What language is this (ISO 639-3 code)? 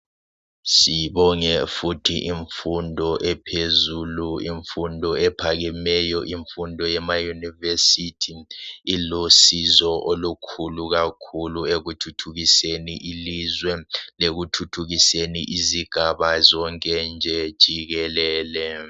nde